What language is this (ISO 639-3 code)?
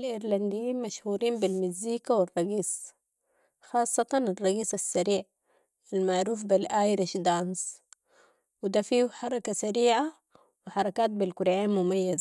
apd